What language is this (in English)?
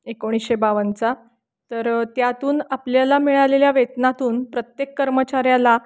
Marathi